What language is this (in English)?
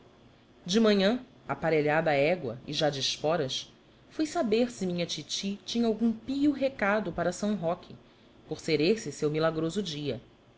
Portuguese